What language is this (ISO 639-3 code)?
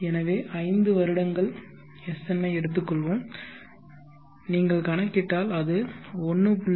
tam